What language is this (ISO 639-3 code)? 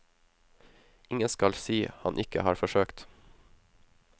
nor